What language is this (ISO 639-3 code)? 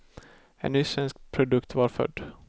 swe